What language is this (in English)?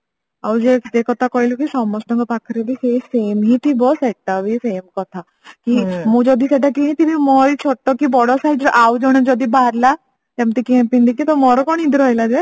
Odia